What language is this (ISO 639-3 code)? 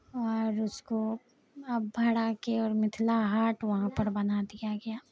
urd